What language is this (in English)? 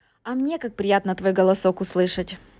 Russian